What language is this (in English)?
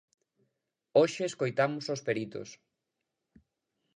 Galician